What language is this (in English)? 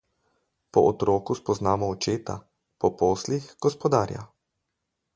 Slovenian